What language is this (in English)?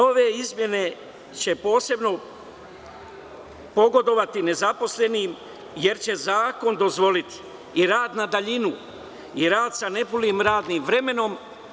Serbian